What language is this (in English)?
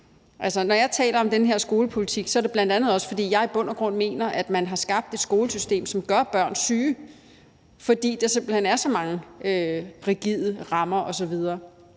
Danish